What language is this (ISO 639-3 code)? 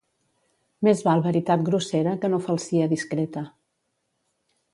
cat